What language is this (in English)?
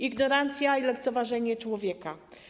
Polish